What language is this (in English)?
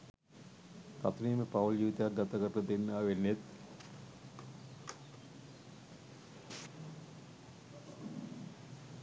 Sinhala